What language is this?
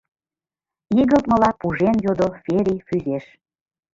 Mari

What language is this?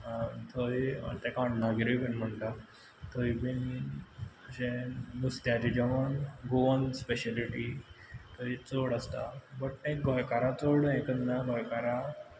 Konkani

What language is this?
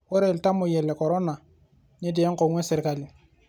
Masai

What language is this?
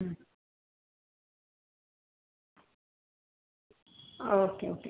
Marathi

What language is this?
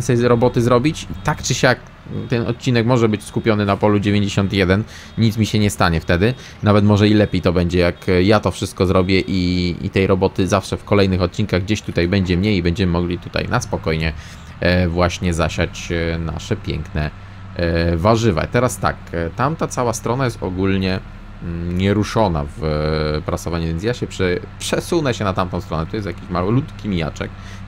Polish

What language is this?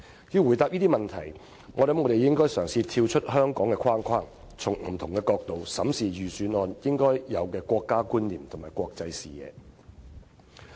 Cantonese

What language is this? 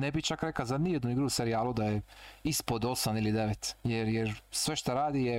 Croatian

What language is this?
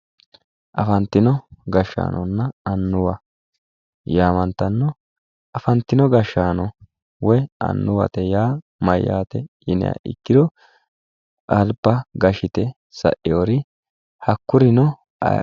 Sidamo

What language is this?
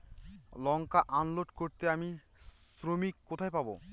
Bangla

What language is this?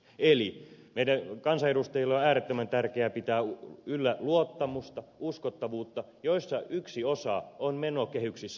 Finnish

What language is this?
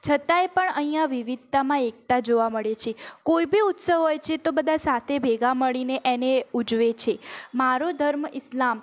Gujarati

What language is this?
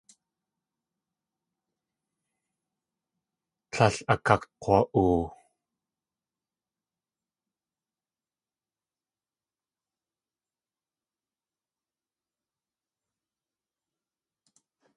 Tlingit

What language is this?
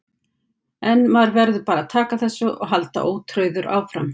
Icelandic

